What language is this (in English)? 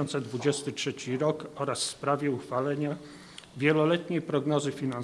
Polish